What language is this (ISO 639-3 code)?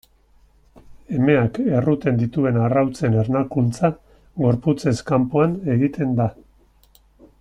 eus